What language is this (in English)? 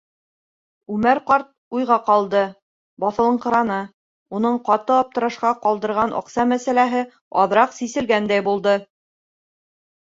Bashkir